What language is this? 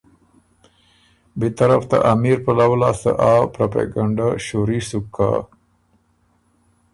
Ormuri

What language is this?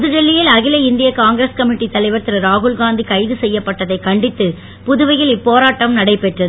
Tamil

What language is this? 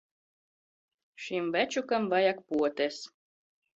Latvian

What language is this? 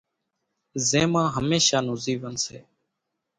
Kachi Koli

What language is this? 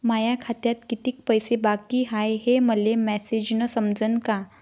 Marathi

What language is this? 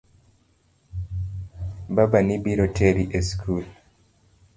Luo (Kenya and Tanzania)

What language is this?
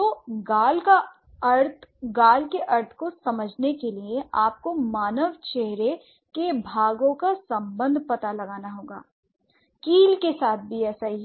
Hindi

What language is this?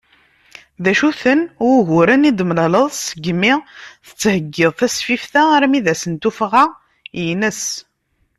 Kabyle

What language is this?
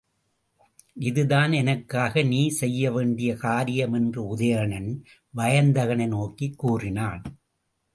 Tamil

